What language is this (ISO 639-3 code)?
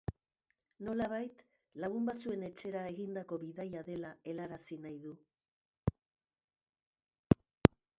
eus